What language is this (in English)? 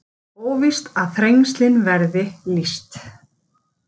Icelandic